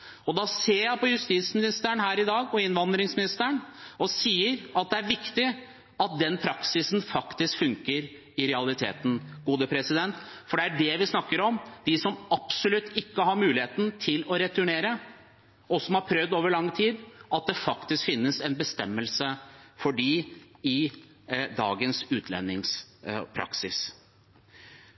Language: Norwegian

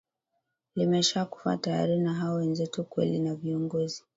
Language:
Swahili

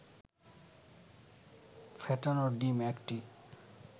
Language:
Bangla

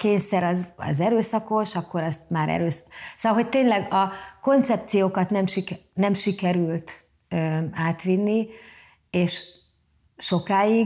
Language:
Hungarian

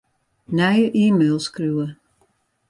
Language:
Western Frisian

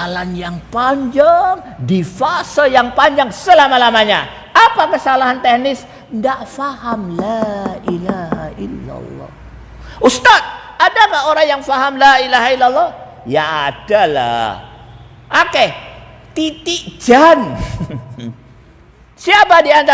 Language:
Indonesian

